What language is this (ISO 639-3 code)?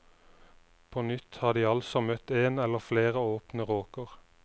nor